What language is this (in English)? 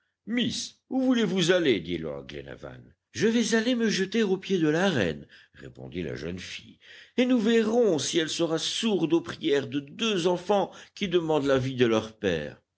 French